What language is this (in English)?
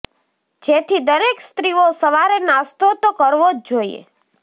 Gujarati